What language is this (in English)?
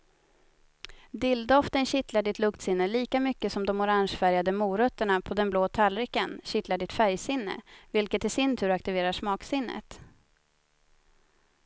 Swedish